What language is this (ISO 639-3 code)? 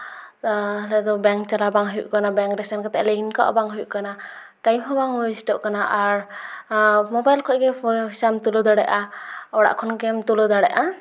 sat